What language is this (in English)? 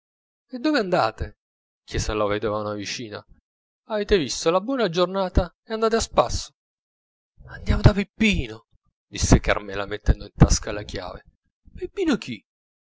Italian